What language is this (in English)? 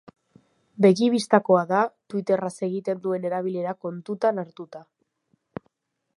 Basque